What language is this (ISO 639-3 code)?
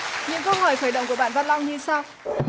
vie